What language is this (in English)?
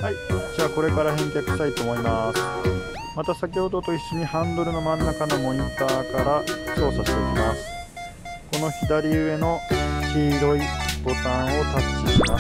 Japanese